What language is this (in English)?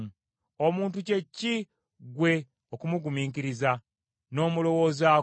Ganda